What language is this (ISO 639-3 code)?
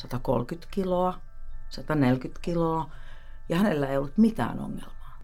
fin